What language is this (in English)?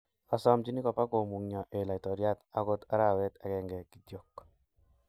Kalenjin